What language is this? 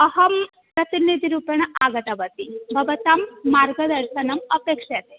Sanskrit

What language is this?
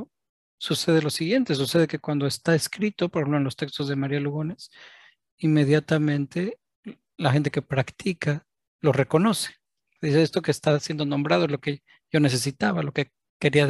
Spanish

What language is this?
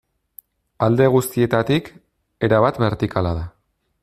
Basque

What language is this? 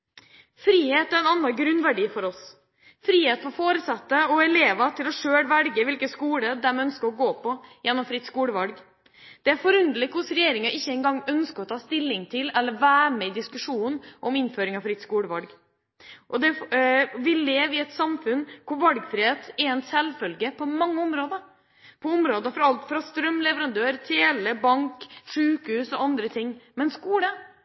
Norwegian Bokmål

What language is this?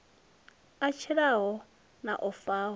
Venda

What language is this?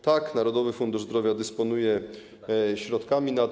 Polish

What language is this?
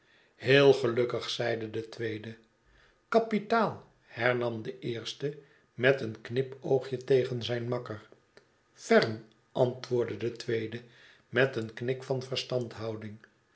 Dutch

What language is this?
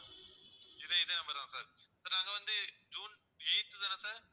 Tamil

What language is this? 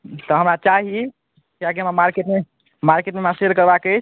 Maithili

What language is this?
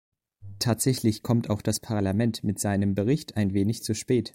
German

